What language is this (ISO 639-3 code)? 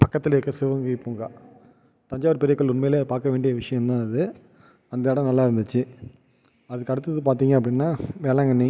tam